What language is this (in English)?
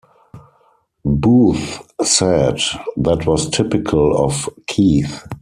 English